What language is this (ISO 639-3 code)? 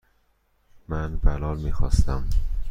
fas